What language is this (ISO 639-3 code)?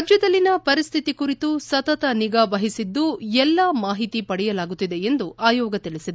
kan